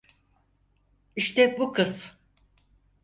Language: Turkish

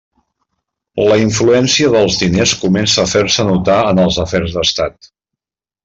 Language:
Catalan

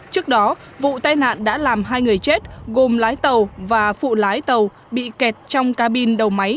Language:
Vietnamese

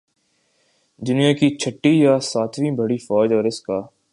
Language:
Urdu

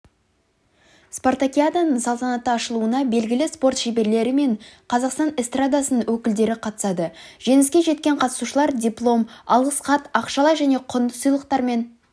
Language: Kazakh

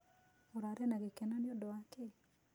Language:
Kikuyu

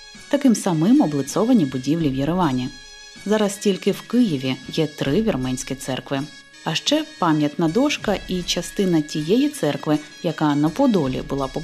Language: Ukrainian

